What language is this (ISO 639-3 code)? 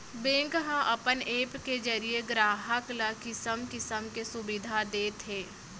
hne